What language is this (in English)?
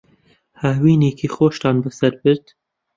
Central Kurdish